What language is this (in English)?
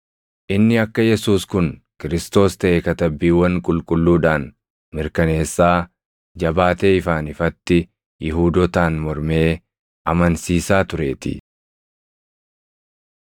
Oromo